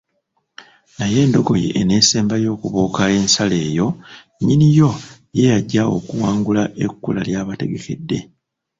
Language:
Ganda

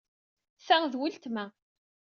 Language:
Kabyle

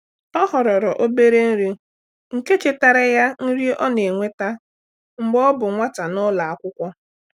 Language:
Igbo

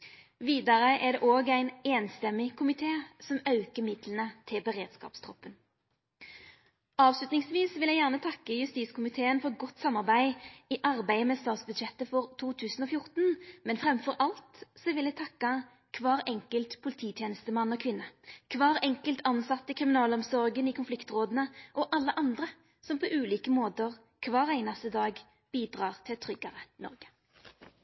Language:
Norwegian Nynorsk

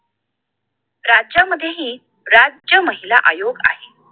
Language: Marathi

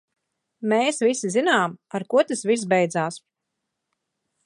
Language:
Latvian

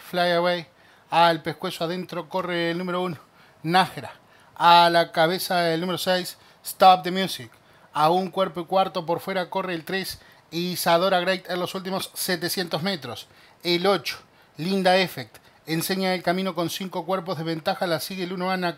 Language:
Spanish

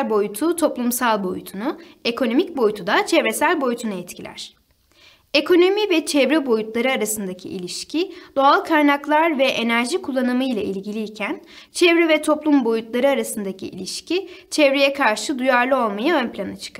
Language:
Turkish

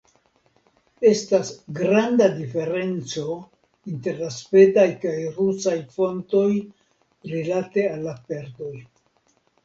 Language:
Esperanto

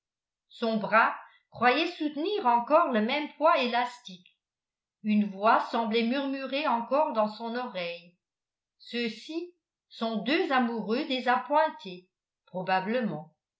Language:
French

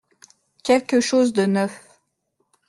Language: French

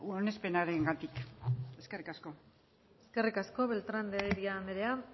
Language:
Basque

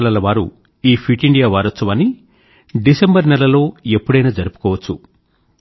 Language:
Telugu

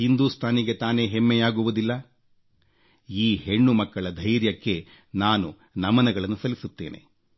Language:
Kannada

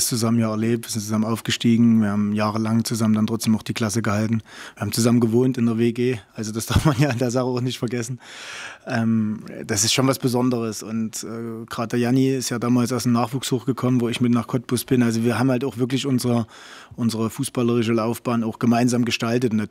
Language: German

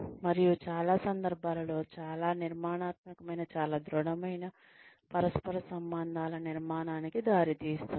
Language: Telugu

